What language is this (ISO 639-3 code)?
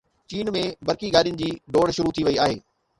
snd